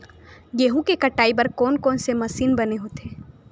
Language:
Chhattisgarhi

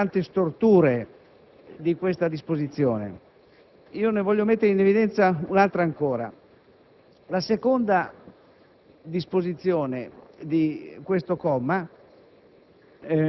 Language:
Italian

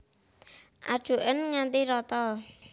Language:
Javanese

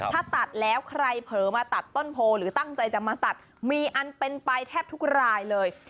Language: Thai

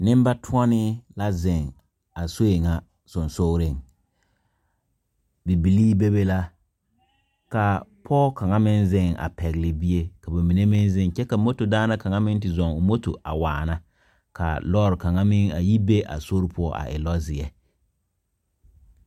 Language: Southern Dagaare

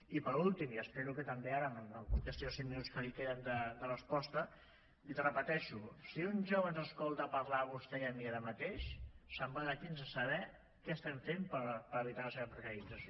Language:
Catalan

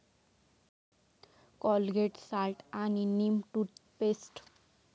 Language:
Marathi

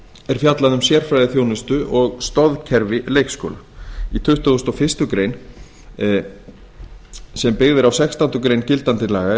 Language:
Icelandic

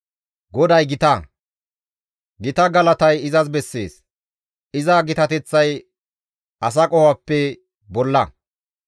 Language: Gamo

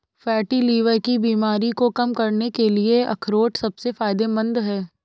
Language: Hindi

